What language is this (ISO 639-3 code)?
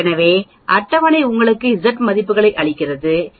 tam